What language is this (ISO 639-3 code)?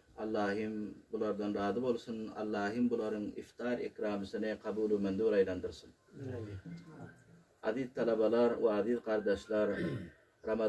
tur